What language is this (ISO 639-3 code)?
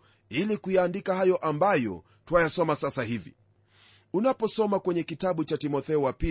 swa